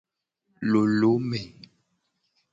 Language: Gen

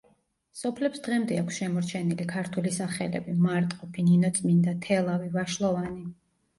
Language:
Georgian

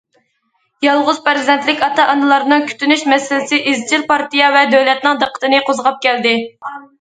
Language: Uyghur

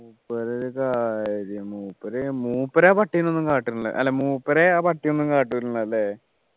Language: Malayalam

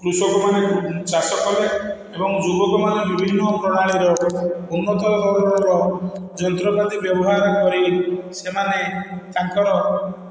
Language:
Odia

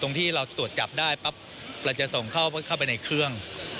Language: Thai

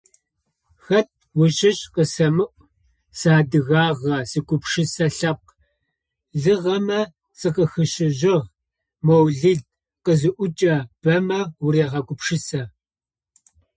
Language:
Adyghe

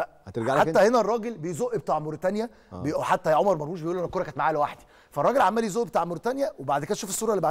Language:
Arabic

